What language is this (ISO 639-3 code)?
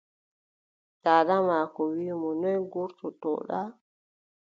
fub